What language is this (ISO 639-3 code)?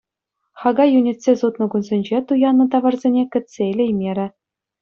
chv